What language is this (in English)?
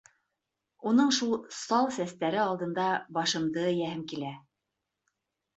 Bashkir